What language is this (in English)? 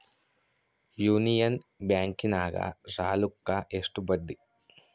Kannada